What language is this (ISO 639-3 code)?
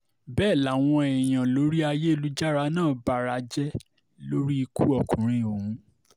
yor